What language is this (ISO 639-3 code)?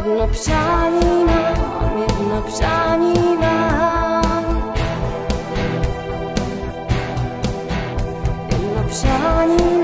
ces